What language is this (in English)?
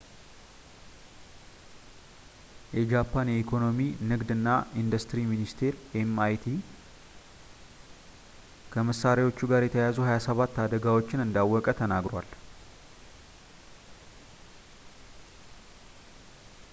Amharic